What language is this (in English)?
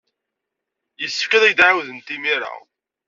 Kabyle